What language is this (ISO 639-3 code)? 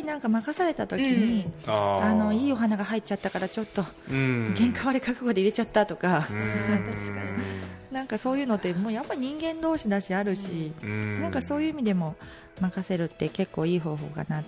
jpn